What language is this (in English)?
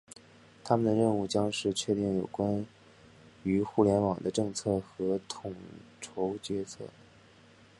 Chinese